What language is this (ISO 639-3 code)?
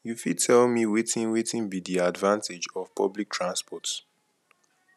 pcm